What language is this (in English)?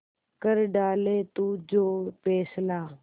Hindi